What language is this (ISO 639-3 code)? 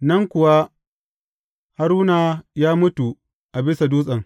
hau